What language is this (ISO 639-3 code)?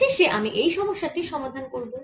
ben